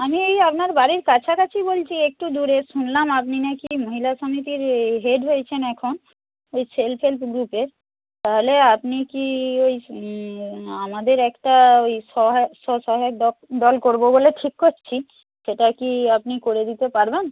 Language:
Bangla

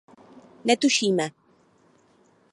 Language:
Czech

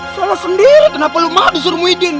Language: Indonesian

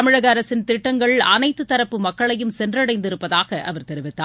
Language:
Tamil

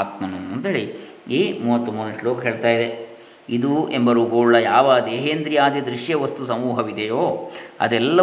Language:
Kannada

